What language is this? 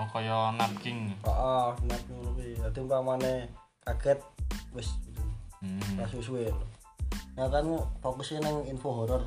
Indonesian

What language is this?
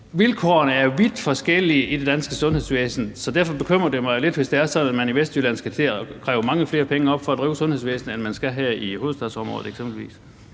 Danish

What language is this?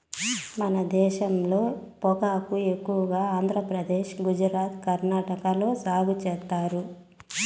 Telugu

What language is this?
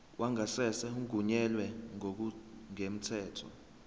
Zulu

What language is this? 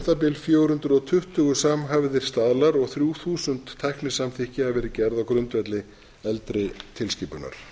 Icelandic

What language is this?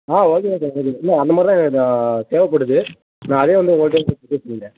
Tamil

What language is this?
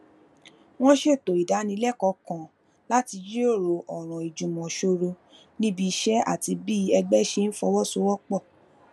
Yoruba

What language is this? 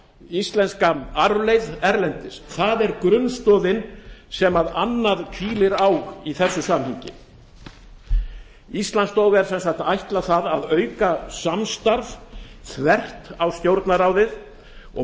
Icelandic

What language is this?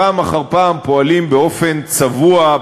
Hebrew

